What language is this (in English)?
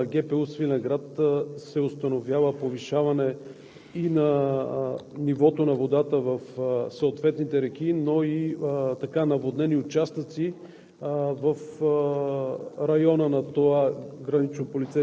Bulgarian